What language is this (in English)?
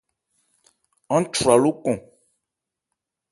Ebrié